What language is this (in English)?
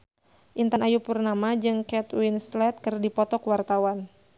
Sundanese